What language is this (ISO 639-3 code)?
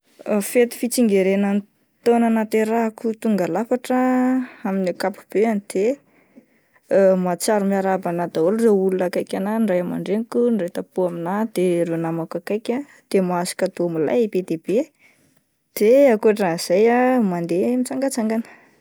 mlg